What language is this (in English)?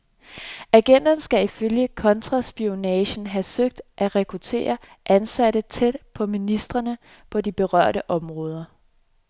Danish